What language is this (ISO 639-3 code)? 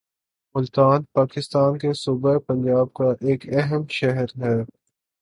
urd